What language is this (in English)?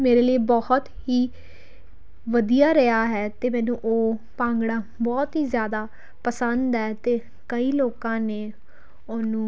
Punjabi